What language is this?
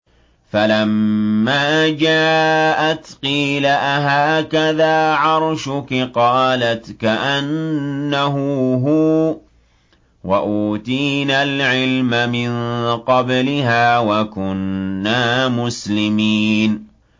Arabic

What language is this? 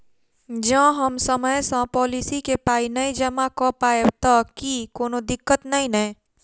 Maithili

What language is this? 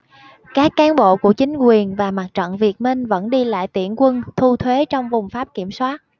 Vietnamese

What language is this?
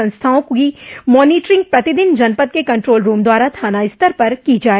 Hindi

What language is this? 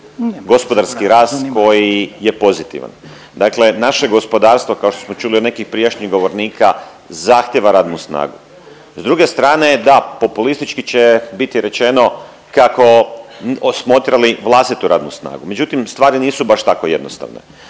Croatian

